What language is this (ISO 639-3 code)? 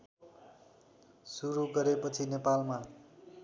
nep